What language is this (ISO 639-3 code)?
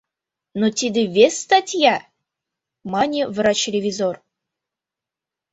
chm